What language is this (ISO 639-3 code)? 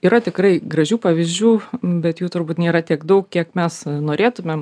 lit